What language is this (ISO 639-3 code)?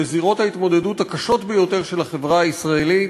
heb